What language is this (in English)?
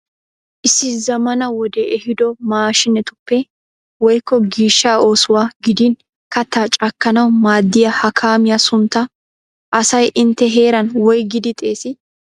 Wolaytta